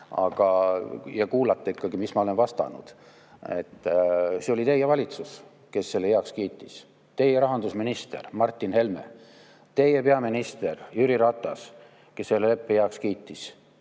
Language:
Estonian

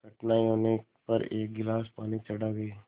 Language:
Hindi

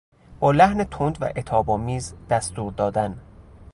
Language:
Persian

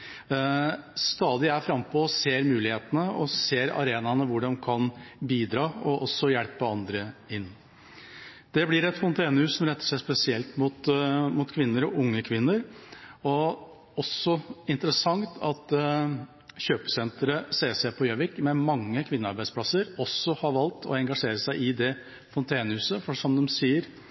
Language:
Norwegian Bokmål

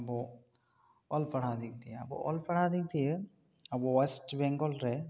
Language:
Santali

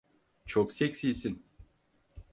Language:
Turkish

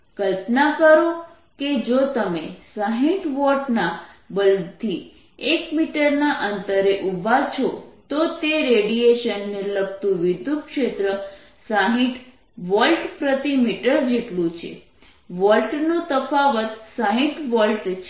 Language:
Gujarati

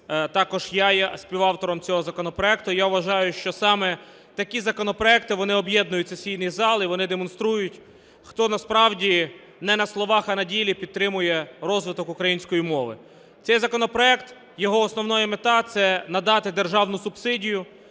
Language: Ukrainian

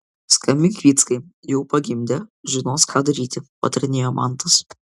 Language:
Lithuanian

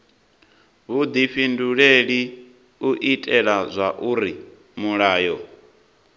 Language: Venda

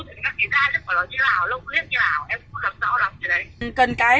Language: Vietnamese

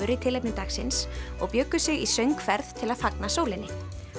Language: Icelandic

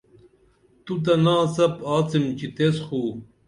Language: Dameli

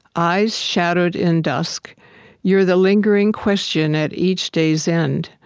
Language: English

